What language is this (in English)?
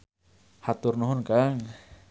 Sundanese